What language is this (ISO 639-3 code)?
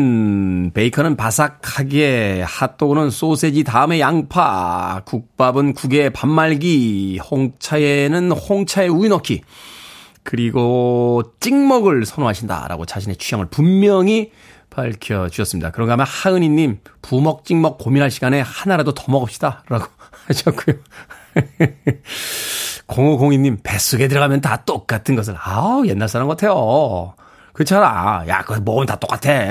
kor